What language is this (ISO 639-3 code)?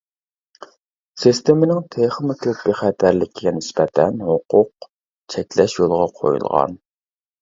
uig